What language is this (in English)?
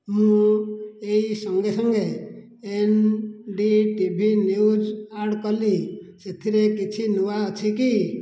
Odia